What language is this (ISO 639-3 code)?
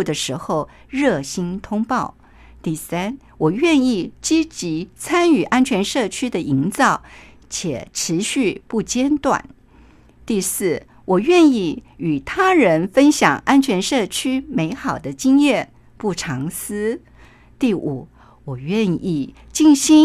zho